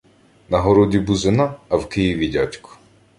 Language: Ukrainian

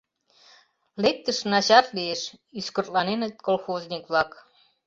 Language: Mari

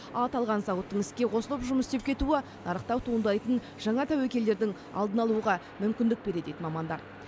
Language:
Kazakh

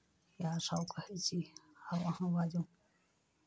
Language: Maithili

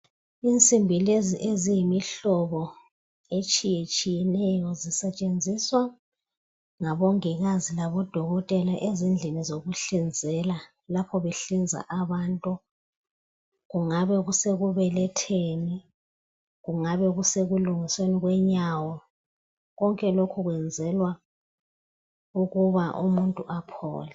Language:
North Ndebele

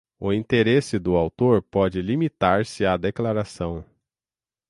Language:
Portuguese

